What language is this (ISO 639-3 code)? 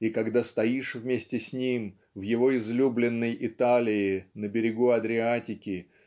rus